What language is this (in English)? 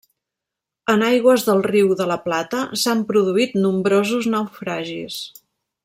Catalan